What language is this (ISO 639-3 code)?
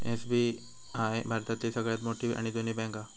mar